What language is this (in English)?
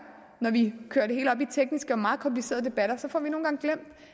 Danish